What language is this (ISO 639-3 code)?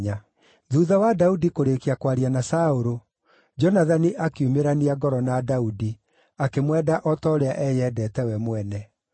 kik